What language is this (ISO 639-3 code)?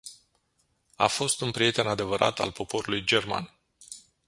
ron